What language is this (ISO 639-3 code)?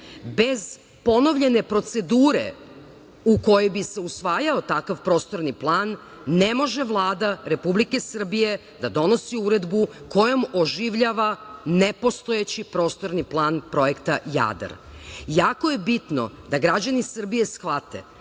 srp